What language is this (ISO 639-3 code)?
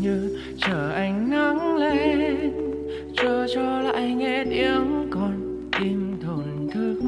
ven